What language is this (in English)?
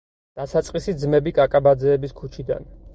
Georgian